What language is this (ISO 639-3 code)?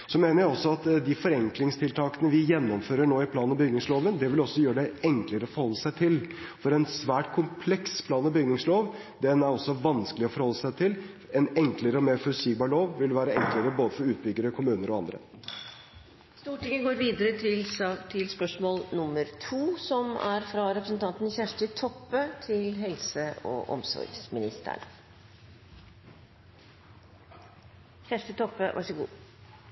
nor